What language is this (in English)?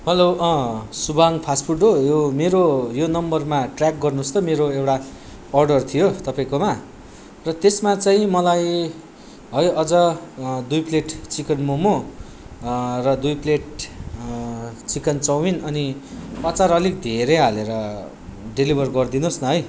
Nepali